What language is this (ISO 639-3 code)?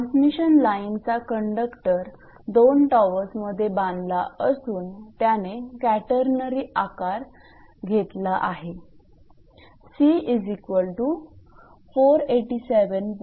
mar